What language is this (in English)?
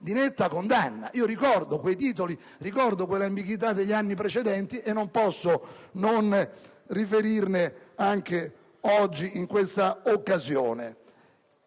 Italian